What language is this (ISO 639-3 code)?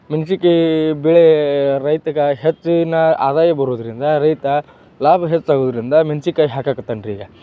kan